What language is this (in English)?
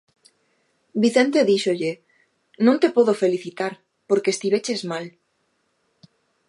Galician